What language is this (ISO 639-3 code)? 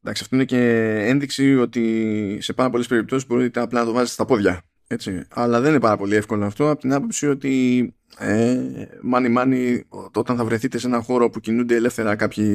ell